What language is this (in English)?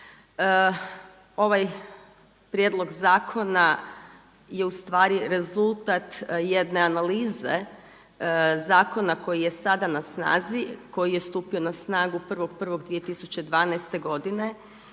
Croatian